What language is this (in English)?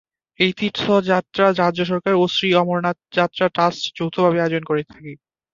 Bangla